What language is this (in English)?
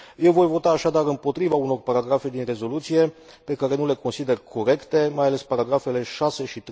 Romanian